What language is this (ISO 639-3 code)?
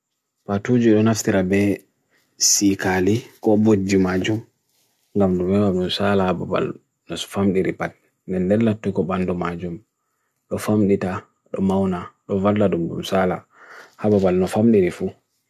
fui